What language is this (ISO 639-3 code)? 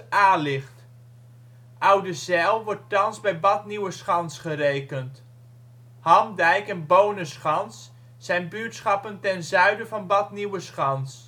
nld